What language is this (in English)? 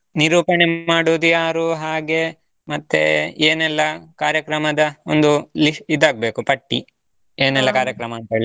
Kannada